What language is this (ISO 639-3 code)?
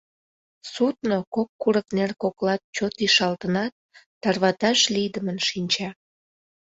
chm